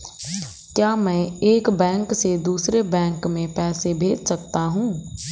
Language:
Hindi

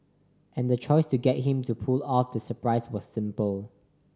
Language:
English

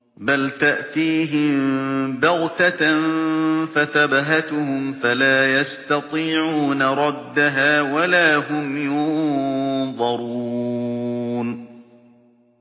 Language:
Arabic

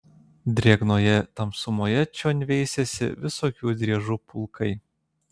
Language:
Lithuanian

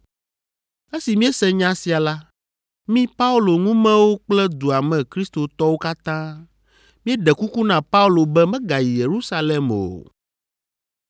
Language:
Ewe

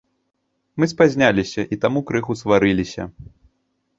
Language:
Belarusian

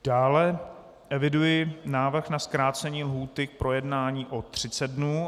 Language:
Czech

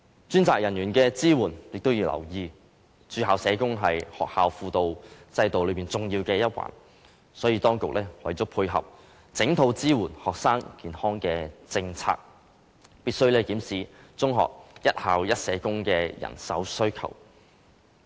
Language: Cantonese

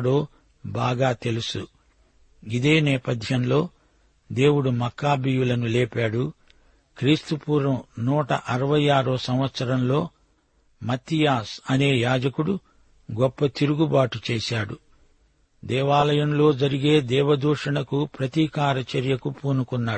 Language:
Telugu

